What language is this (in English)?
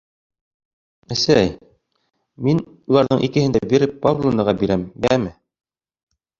Bashkir